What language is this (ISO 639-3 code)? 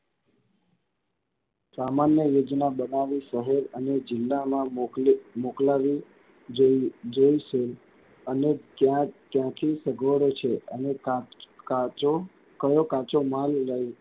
guj